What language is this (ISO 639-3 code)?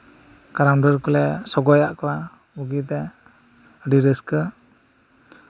sat